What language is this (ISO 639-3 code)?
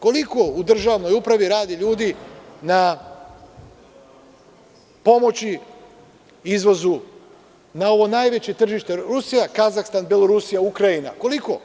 srp